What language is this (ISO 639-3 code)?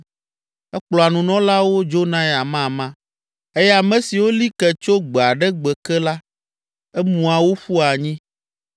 ewe